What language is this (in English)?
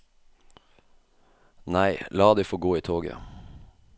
Norwegian